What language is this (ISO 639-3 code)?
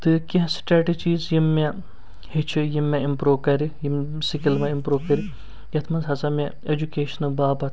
kas